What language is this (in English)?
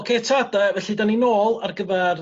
Welsh